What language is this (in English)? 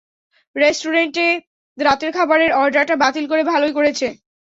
Bangla